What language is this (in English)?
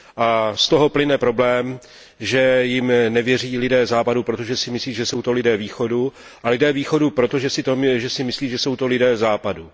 Czech